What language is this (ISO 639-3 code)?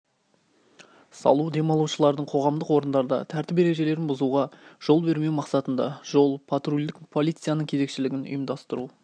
kaz